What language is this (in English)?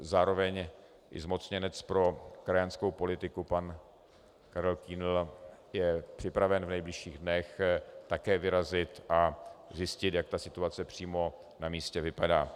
Czech